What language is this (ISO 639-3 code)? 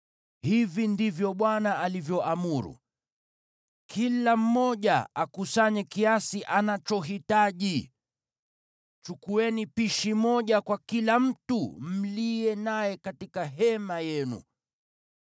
swa